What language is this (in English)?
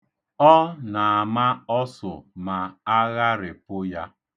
Igbo